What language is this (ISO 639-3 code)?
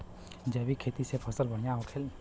bho